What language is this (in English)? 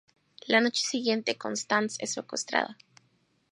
Spanish